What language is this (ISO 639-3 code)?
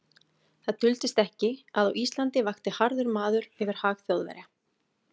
isl